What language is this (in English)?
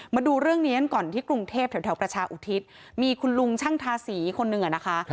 Thai